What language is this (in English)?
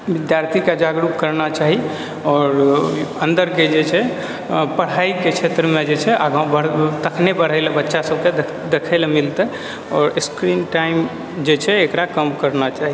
Maithili